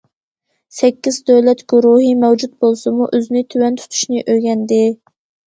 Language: Uyghur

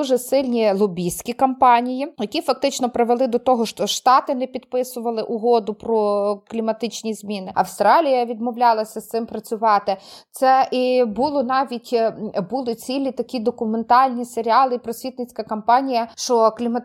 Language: Ukrainian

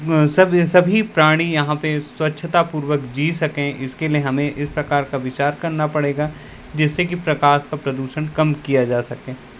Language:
Hindi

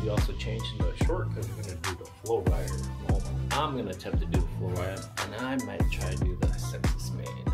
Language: English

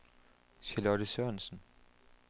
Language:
Danish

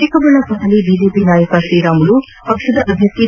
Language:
Kannada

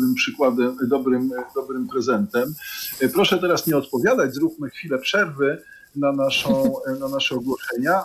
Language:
Polish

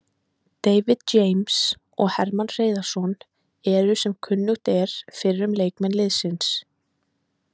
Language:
Icelandic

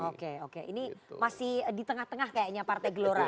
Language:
Indonesian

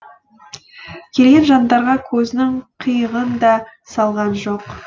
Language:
Kazakh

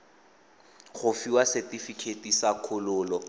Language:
Tswana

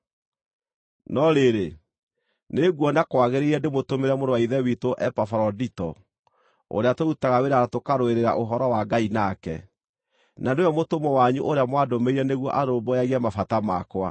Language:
Kikuyu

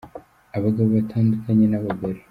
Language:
Kinyarwanda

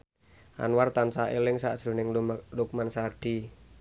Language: Javanese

